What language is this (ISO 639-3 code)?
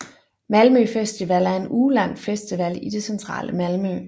dan